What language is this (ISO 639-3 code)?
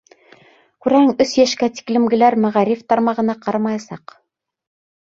bak